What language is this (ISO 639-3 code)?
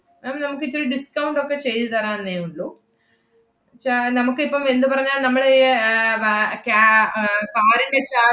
mal